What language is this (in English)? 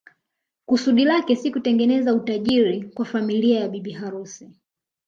Swahili